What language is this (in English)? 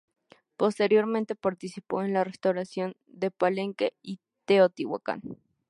Spanish